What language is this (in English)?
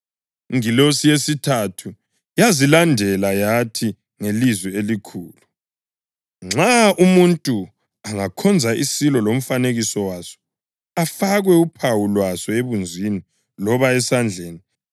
North Ndebele